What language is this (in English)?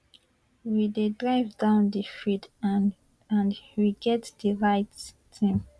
Nigerian Pidgin